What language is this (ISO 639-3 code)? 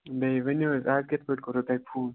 kas